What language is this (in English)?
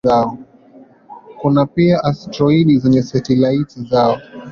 Swahili